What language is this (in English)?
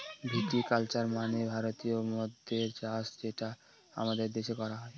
Bangla